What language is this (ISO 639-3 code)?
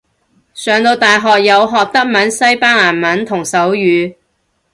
yue